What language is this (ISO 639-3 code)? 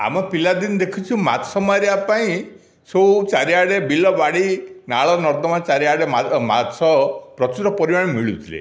ori